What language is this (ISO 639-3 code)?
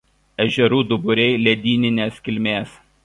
lit